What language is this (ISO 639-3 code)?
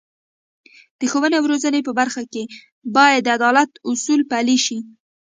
pus